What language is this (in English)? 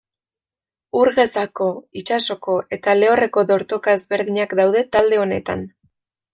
Basque